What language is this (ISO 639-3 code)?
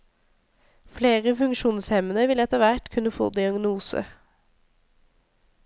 nor